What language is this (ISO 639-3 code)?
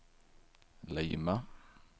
swe